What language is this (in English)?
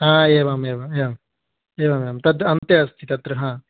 Sanskrit